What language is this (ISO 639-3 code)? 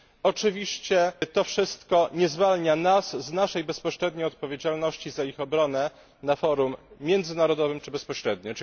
pol